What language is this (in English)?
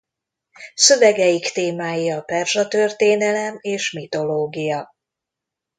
Hungarian